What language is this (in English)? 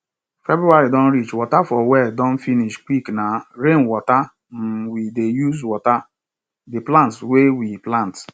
Nigerian Pidgin